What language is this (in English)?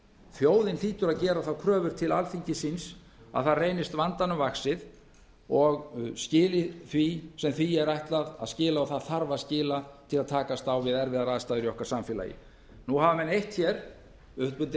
Icelandic